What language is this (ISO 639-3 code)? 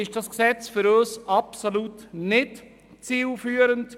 gsw